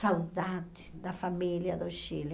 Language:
Portuguese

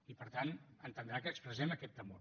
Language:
Catalan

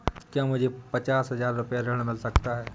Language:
Hindi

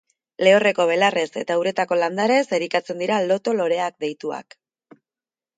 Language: Basque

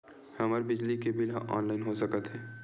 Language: Chhattisgarhi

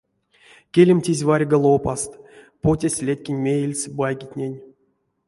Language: Erzya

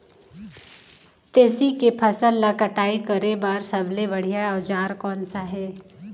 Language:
Chhattisgarhi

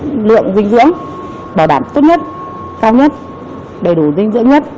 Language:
Vietnamese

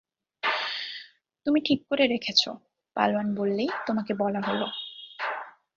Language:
Bangla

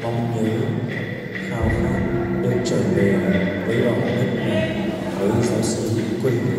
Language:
Vietnamese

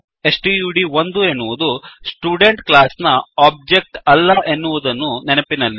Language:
Kannada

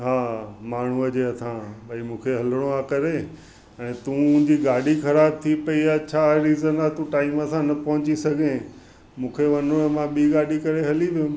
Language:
Sindhi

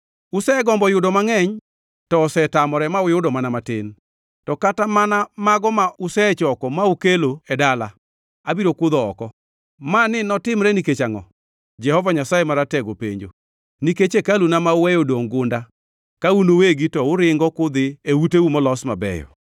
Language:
Luo (Kenya and Tanzania)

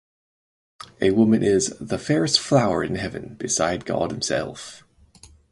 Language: English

